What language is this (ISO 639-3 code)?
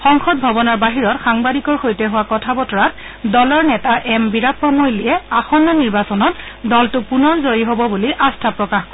asm